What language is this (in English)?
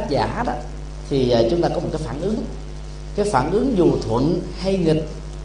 Vietnamese